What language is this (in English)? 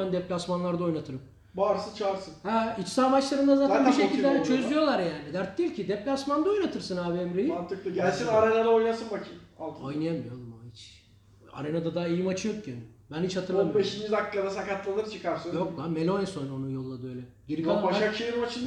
Turkish